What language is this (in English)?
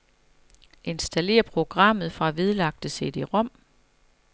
Danish